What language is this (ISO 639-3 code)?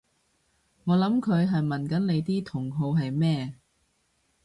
yue